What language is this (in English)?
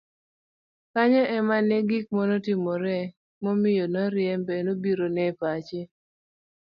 Luo (Kenya and Tanzania)